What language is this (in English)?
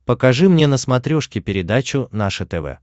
Russian